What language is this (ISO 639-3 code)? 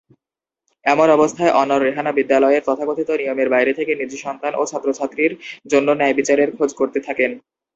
ben